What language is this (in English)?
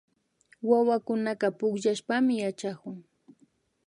Imbabura Highland Quichua